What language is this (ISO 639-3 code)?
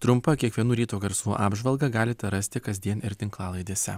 lit